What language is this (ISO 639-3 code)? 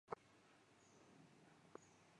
zho